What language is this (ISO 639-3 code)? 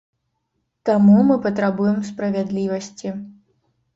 bel